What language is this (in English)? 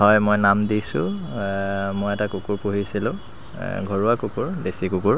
Assamese